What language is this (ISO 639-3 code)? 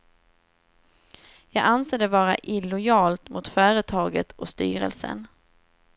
swe